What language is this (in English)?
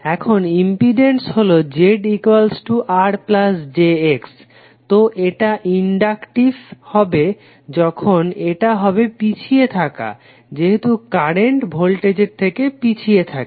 Bangla